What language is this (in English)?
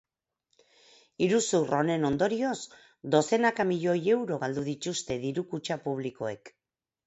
Basque